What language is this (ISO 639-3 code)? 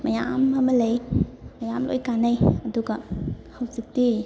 mni